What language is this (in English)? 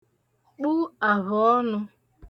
Igbo